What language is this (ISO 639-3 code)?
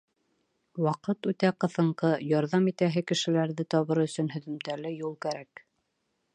bak